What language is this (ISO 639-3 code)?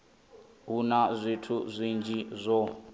ven